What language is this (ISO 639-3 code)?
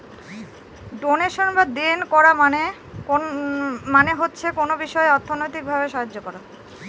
ben